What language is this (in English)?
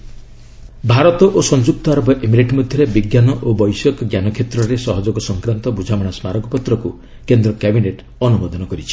Odia